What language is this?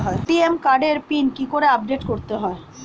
Bangla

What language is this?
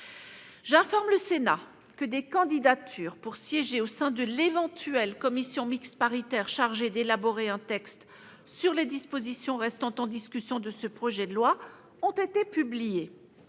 French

